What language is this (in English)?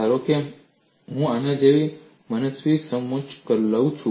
Gujarati